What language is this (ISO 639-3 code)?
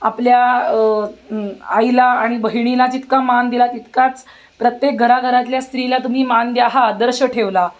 mar